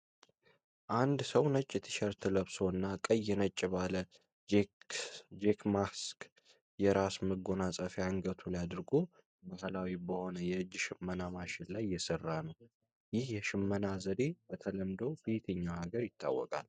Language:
Amharic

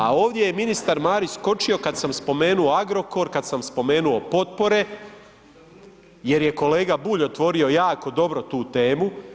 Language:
Croatian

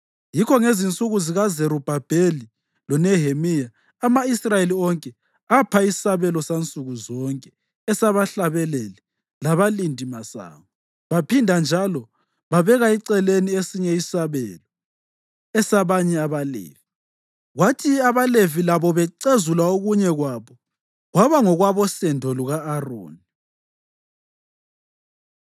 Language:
North Ndebele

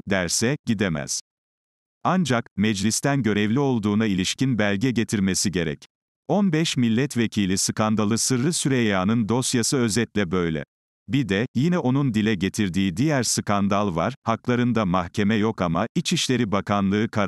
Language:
Turkish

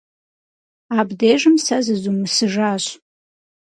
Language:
Kabardian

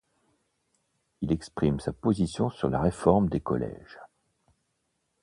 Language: French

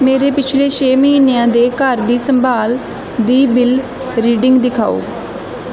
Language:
Punjabi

